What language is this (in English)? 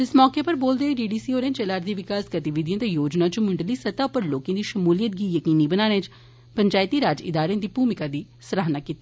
Dogri